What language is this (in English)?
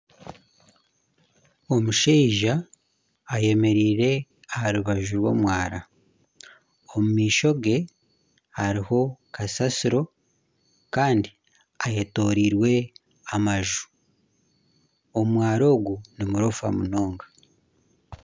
Nyankole